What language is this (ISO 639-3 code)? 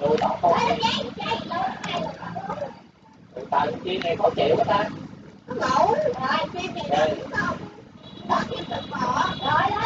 vie